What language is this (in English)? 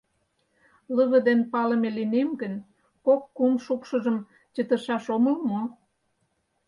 Mari